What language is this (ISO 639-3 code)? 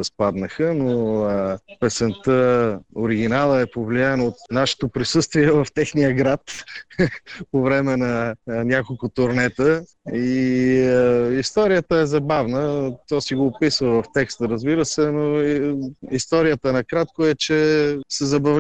bul